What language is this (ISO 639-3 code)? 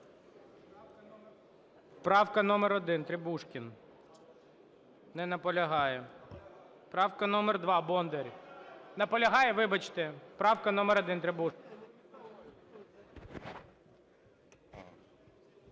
ukr